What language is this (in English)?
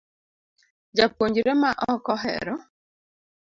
Luo (Kenya and Tanzania)